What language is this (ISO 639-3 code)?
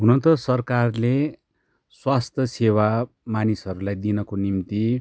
nep